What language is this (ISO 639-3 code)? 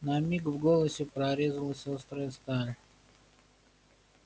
rus